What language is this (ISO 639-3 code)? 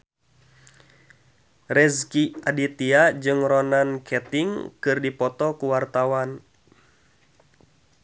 sun